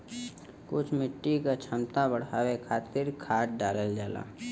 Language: Bhojpuri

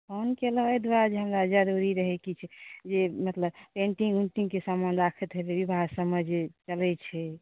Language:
Maithili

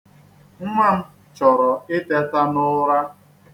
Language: Igbo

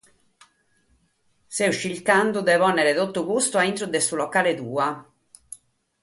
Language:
Sardinian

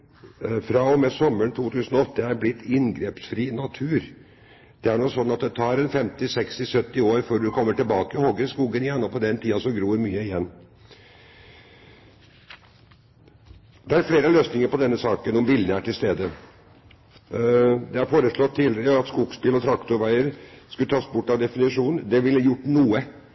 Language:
Norwegian Bokmål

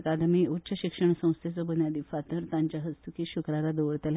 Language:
Konkani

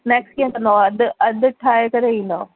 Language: Sindhi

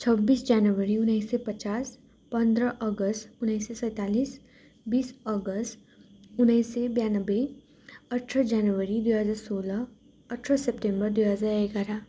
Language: Nepali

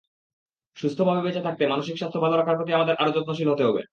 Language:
Bangla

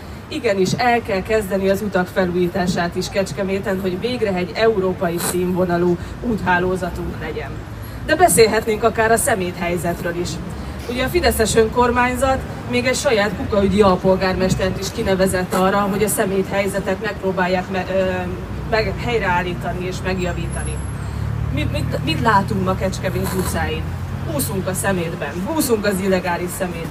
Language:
Hungarian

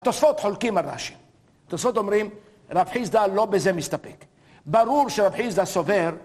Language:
Hebrew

